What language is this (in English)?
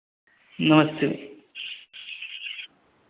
Hindi